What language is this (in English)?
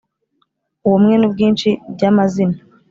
Kinyarwanda